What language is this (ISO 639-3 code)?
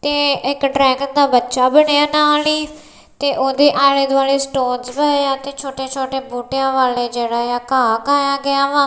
pan